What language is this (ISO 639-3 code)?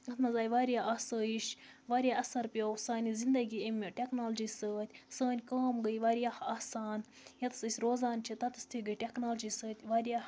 kas